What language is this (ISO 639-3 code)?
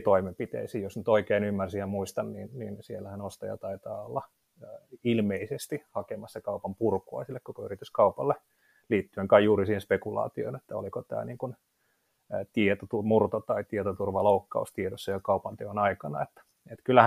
fin